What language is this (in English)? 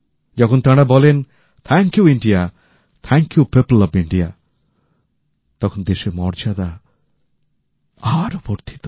Bangla